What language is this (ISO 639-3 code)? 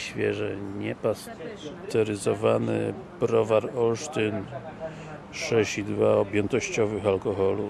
pol